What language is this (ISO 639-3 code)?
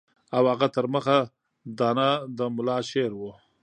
pus